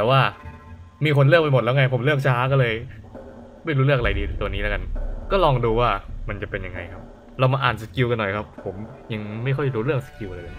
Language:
Thai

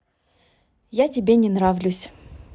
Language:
Russian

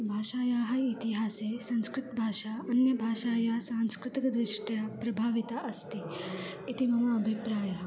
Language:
Sanskrit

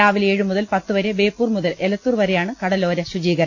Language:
Malayalam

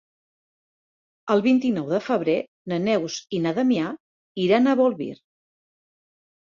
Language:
Catalan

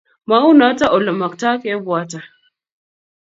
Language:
Kalenjin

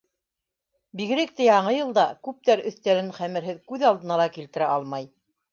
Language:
Bashkir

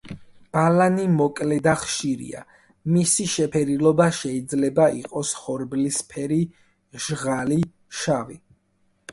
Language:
Georgian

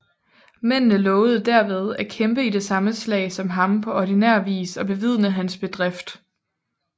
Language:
Danish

